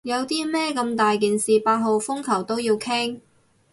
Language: Cantonese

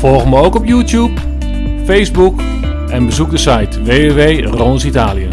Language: Dutch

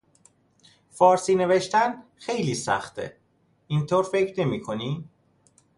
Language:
Persian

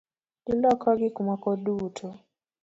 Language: Luo (Kenya and Tanzania)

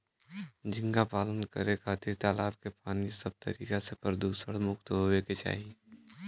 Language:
Bhojpuri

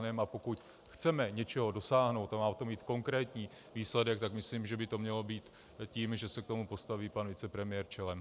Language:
Czech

